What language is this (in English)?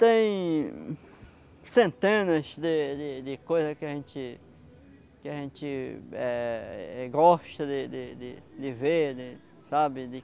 Portuguese